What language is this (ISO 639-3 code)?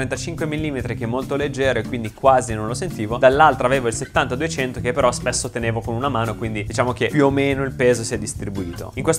ita